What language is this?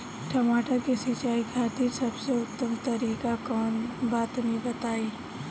Bhojpuri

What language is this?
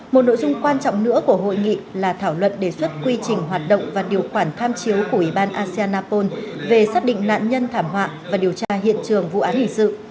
Vietnamese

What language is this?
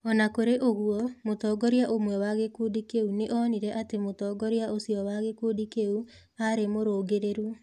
Kikuyu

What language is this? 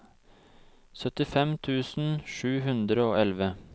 Norwegian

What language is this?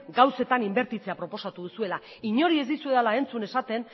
Basque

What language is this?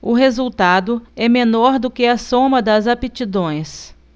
Portuguese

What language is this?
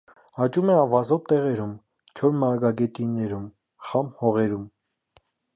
Armenian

